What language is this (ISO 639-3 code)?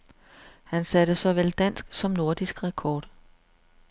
dan